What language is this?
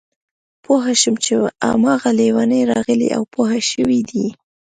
Pashto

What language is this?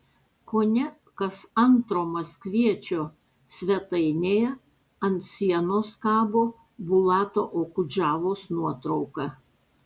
Lithuanian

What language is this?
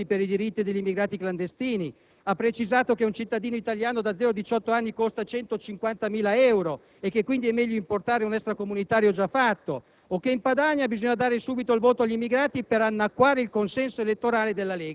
Italian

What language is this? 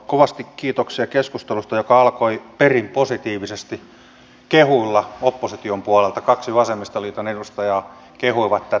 Finnish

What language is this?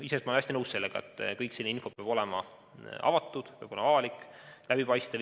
Estonian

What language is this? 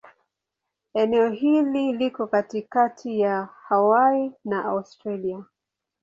Swahili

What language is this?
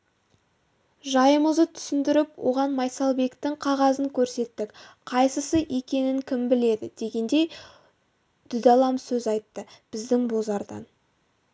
Kazakh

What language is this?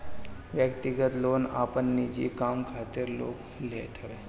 Bhojpuri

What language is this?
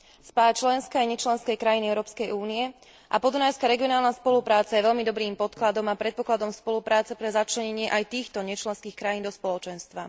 Slovak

